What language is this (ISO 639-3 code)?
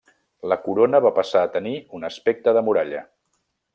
cat